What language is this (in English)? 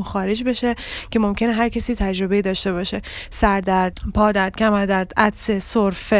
Persian